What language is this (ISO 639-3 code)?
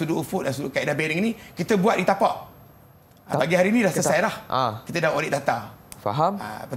msa